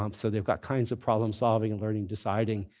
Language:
English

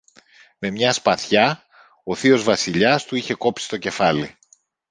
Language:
Greek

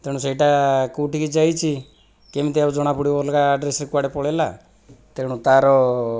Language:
Odia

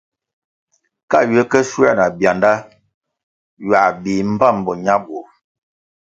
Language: Kwasio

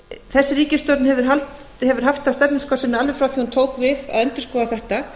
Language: Icelandic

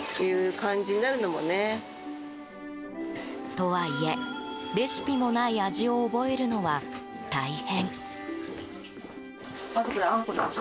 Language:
Japanese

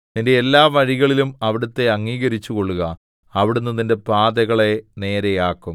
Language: Malayalam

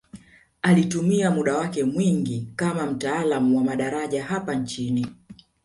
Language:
Swahili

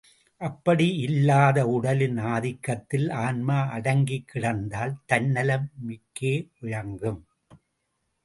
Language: Tamil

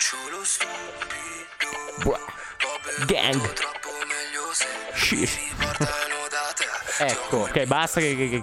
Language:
Italian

